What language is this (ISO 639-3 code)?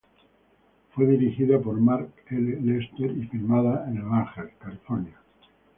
spa